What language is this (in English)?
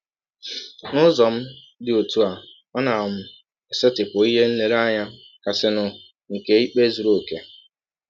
Igbo